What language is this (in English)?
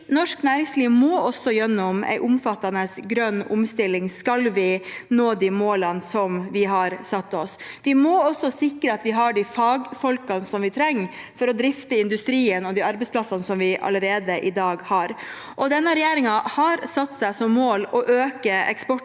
Norwegian